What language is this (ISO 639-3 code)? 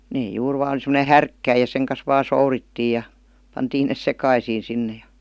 fin